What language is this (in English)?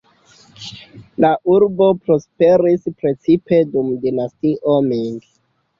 Esperanto